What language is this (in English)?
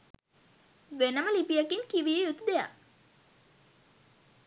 Sinhala